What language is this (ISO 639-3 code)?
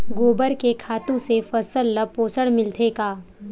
hne